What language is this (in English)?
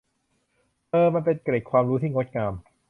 Thai